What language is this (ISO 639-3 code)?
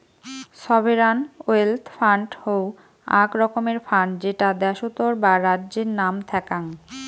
ben